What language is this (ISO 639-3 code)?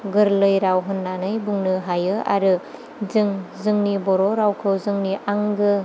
brx